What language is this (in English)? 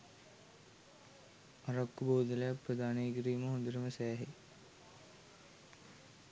Sinhala